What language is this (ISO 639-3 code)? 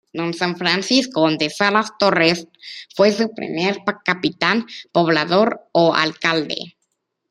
spa